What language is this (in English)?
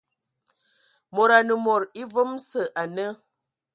Ewondo